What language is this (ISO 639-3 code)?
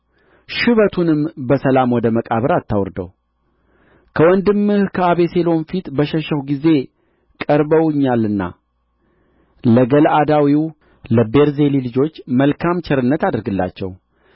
amh